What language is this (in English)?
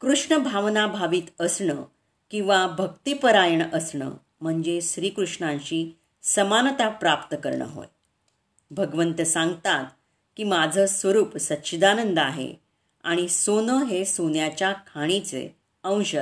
Marathi